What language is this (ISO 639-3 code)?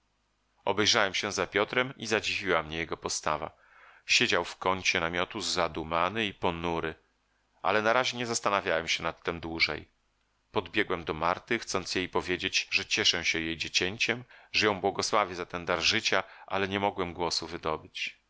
pol